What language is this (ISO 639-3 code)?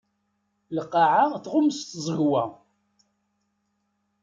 kab